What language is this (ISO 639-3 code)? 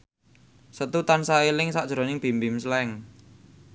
jav